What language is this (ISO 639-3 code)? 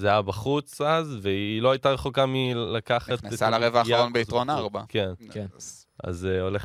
heb